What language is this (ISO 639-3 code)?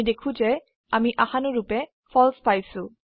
asm